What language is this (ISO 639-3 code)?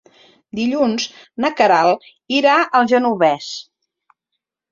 cat